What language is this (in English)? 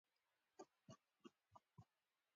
Pashto